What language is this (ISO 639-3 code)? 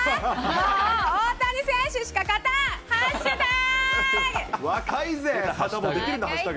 jpn